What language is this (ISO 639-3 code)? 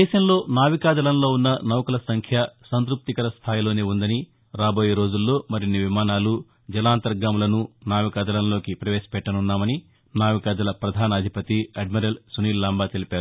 tel